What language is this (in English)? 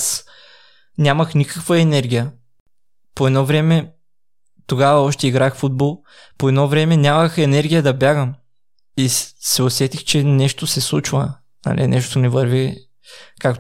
Bulgarian